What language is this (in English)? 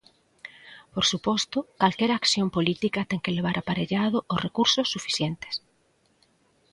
Galician